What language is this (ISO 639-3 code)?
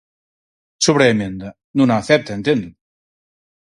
glg